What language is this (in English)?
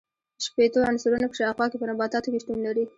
Pashto